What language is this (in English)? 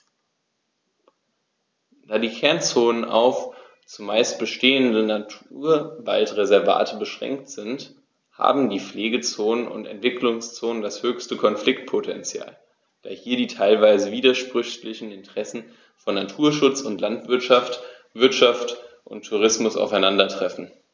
German